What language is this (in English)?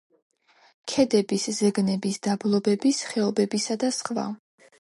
Georgian